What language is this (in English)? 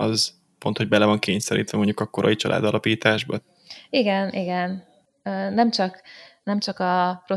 Hungarian